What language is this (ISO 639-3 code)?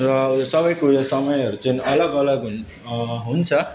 nep